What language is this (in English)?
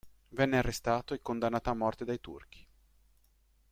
Italian